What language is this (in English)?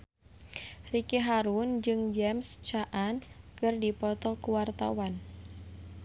Sundanese